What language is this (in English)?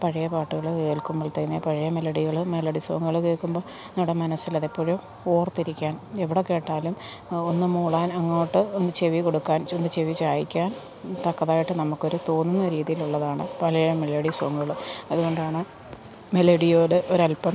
Malayalam